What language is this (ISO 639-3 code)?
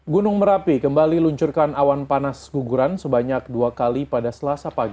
ind